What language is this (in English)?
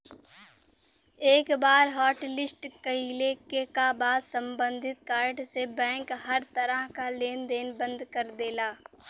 Bhojpuri